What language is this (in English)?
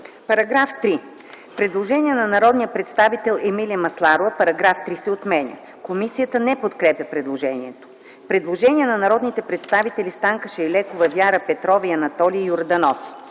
Bulgarian